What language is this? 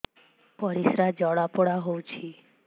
Odia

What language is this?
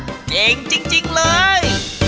Thai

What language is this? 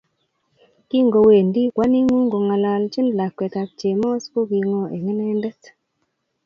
Kalenjin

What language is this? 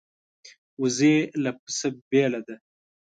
Pashto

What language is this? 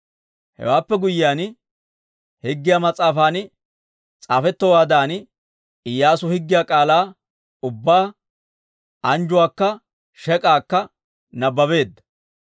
Dawro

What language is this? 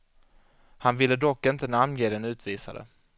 Swedish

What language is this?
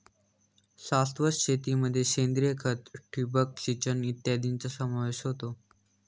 Marathi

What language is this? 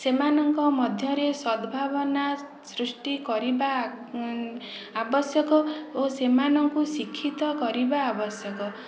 Odia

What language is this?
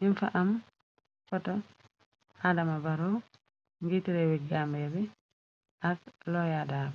Wolof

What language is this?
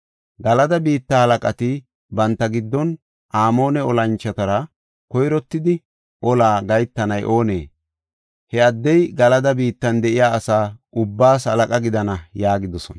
Gofa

